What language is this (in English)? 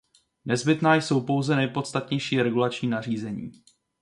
Czech